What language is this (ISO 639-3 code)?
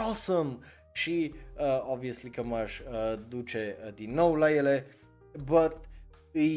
ron